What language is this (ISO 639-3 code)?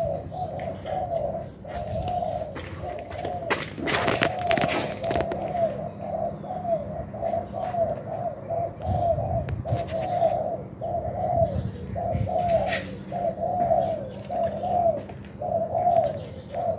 vie